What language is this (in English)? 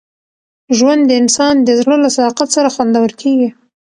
Pashto